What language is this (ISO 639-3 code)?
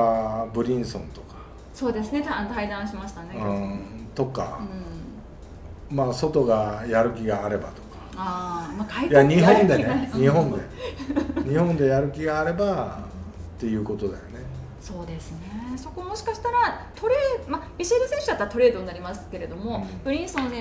jpn